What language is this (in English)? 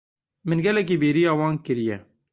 Kurdish